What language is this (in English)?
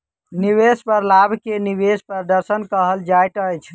Maithili